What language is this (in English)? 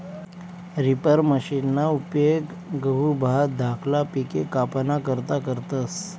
Marathi